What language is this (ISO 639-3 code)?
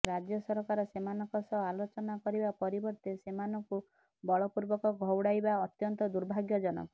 ori